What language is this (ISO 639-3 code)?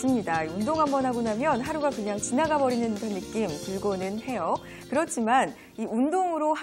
kor